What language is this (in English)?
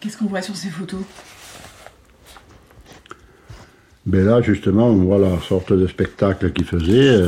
French